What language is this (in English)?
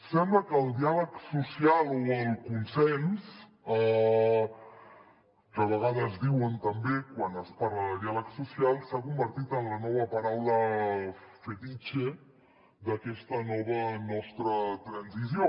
Catalan